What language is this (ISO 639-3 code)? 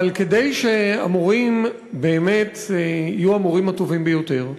heb